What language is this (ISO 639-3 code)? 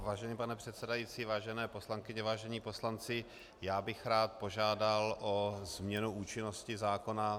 ces